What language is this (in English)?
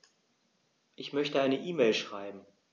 German